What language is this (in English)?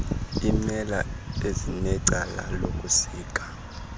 Xhosa